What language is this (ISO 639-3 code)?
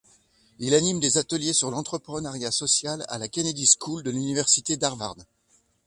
fra